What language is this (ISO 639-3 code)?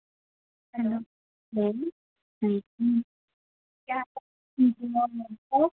doi